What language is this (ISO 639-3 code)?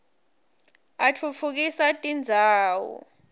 ssw